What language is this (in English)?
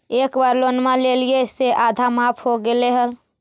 Magahi